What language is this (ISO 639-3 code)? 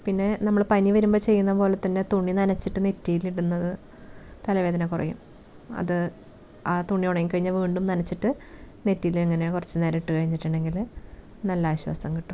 mal